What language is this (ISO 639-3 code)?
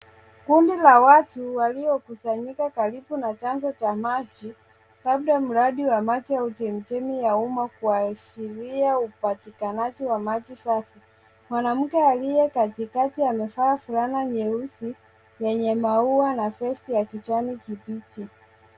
swa